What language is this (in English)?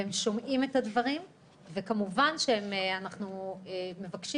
Hebrew